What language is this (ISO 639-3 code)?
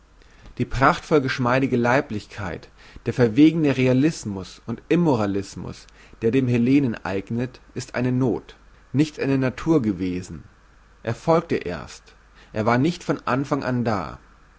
deu